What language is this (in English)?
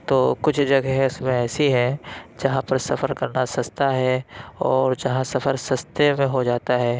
Urdu